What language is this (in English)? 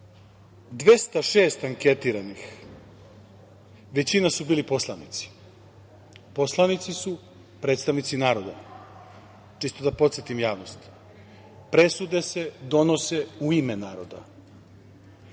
Serbian